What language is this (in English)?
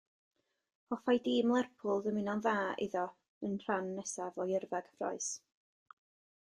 Welsh